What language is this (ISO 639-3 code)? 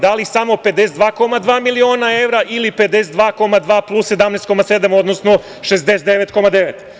srp